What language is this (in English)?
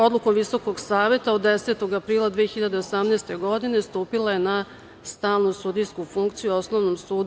Serbian